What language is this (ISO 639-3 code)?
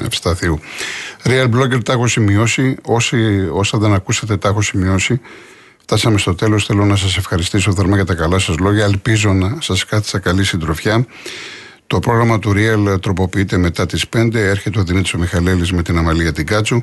ell